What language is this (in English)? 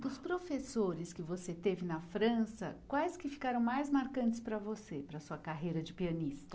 Portuguese